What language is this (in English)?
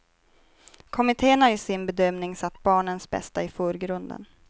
Swedish